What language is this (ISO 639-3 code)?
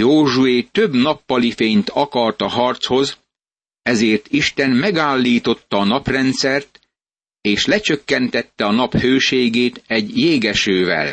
hun